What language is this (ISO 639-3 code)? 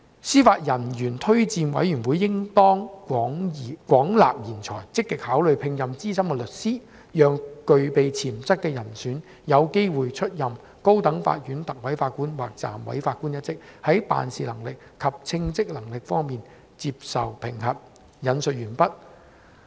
yue